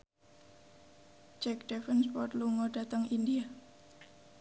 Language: Javanese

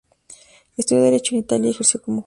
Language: Spanish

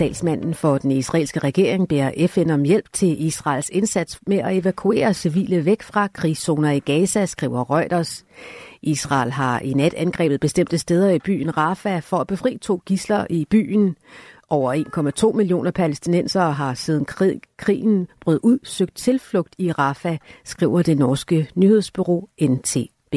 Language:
Danish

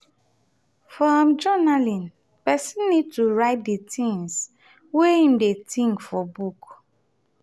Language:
Nigerian Pidgin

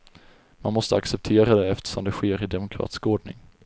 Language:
Swedish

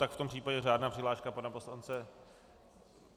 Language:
Czech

